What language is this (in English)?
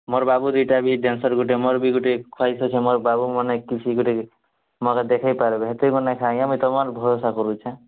Odia